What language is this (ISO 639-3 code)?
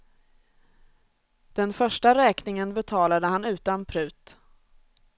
swe